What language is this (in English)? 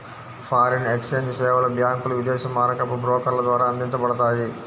Telugu